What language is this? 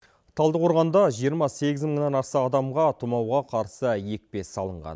Kazakh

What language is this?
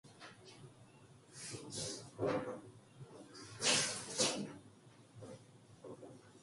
Korean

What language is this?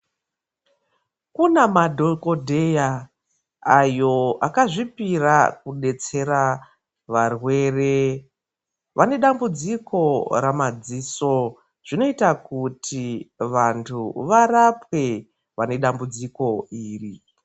Ndau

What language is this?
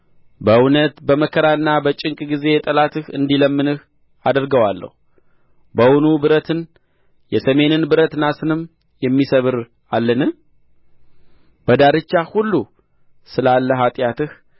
Amharic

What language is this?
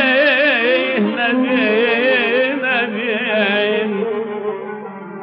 Arabic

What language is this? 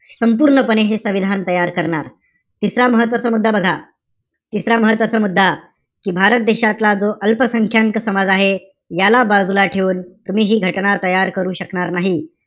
Marathi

